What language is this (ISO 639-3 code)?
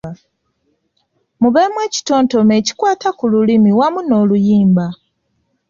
lug